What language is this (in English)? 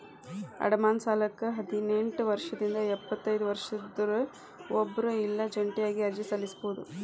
Kannada